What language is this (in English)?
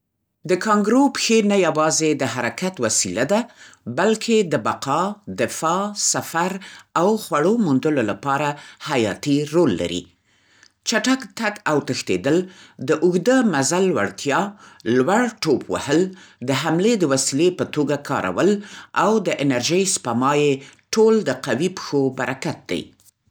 Central Pashto